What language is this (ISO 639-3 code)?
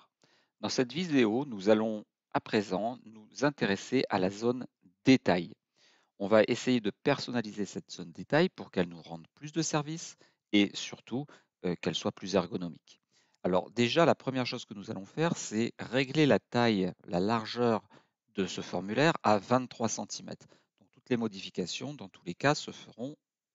fra